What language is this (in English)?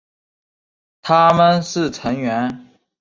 Chinese